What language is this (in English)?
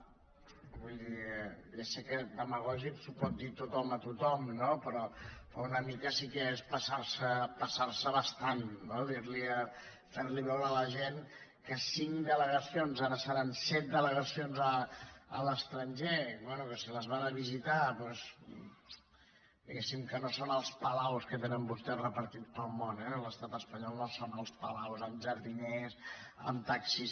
Catalan